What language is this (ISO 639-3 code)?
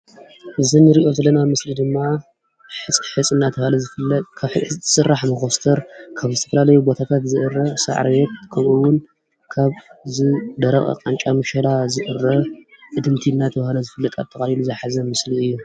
tir